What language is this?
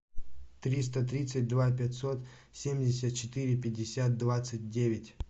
Russian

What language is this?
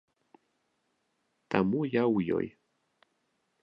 Belarusian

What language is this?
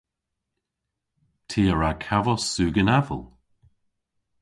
Cornish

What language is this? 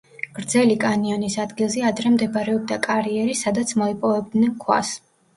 Georgian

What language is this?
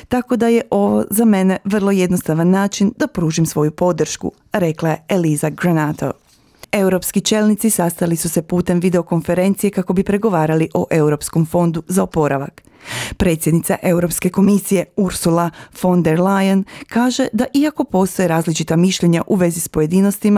Croatian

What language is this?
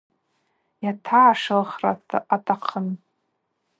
Abaza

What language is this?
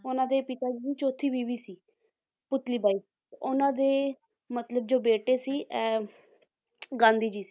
Punjabi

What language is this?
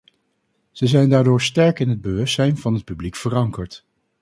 Dutch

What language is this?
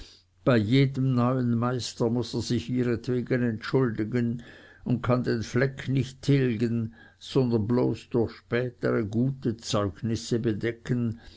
German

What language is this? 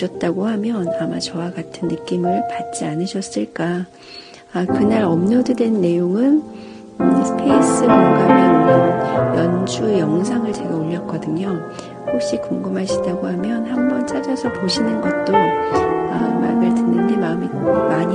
Korean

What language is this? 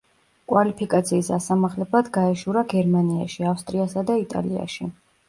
Georgian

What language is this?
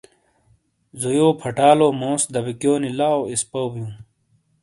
Shina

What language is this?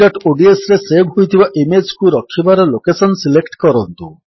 Odia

